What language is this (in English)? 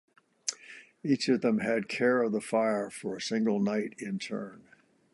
English